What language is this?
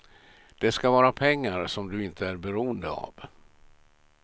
Swedish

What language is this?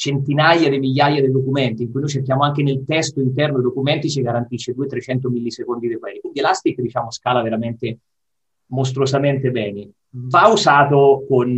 Italian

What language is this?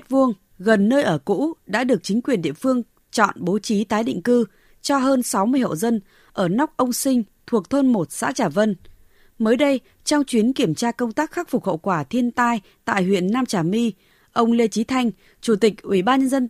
Vietnamese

